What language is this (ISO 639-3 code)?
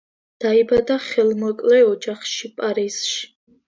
kat